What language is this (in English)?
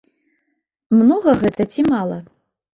Belarusian